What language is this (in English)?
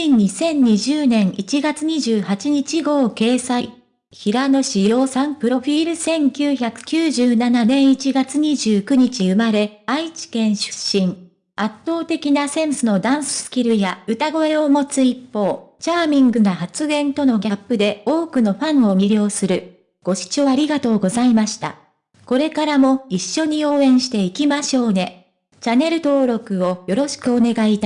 Japanese